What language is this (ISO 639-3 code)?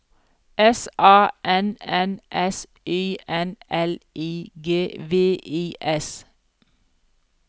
nor